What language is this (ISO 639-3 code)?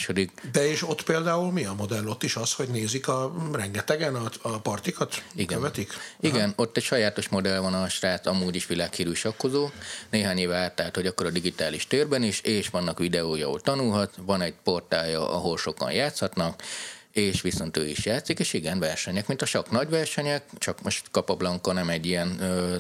hun